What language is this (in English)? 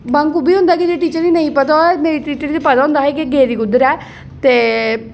Dogri